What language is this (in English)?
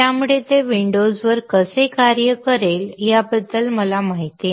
Marathi